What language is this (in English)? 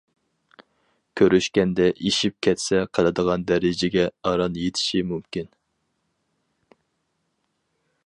Uyghur